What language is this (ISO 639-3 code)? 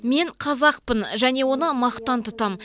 kaz